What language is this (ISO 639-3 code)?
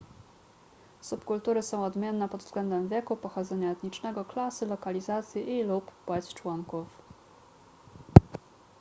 pol